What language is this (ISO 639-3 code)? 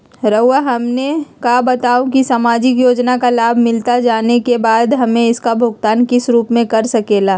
mag